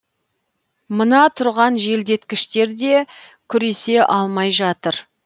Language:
Kazakh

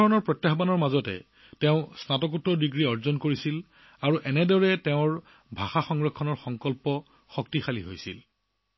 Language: Assamese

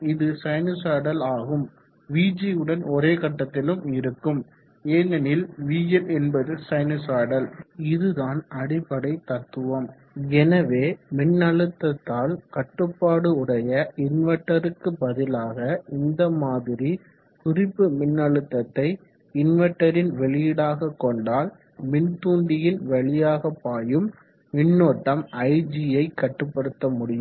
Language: Tamil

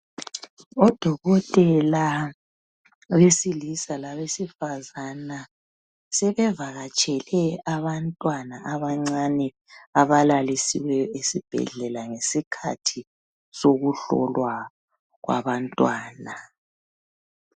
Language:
North Ndebele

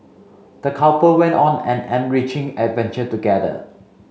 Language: English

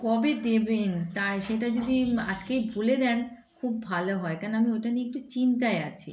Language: Bangla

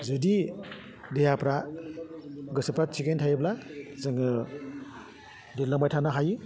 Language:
Bodo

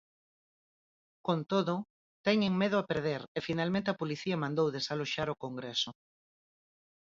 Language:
Galician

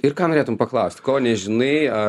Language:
Lithuanian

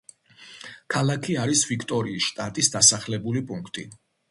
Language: Georgian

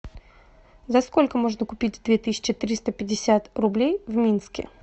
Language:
Russian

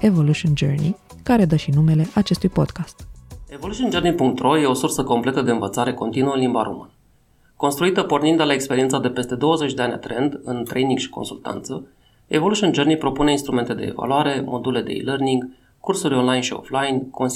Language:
Romanian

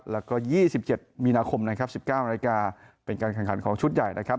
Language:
Thai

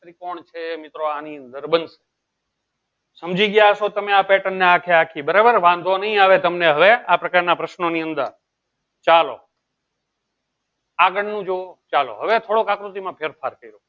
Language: Gujarati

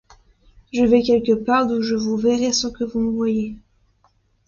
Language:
French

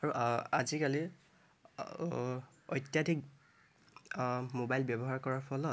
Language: Assamese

